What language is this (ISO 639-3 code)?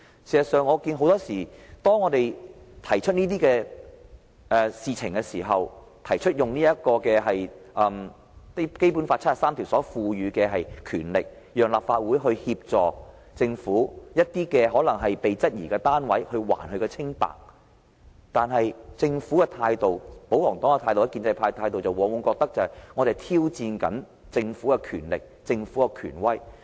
yue